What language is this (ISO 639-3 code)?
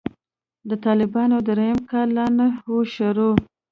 pus